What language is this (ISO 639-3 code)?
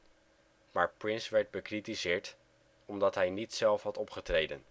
nld